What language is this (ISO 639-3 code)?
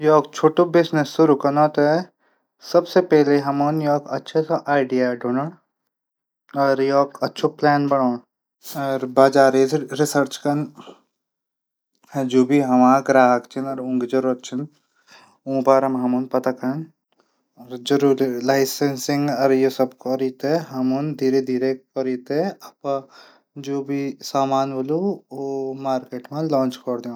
gbm